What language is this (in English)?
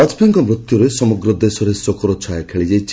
Odia